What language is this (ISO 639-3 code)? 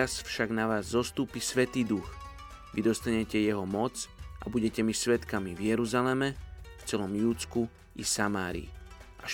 slk